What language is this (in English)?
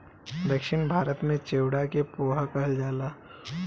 Bhojpuri